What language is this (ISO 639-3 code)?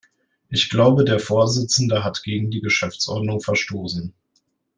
deu